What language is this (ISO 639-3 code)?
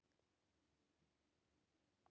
isl